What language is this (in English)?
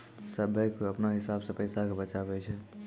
Maithili